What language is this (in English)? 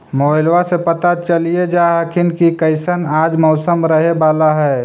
Magahi